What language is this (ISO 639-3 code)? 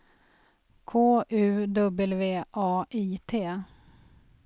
swe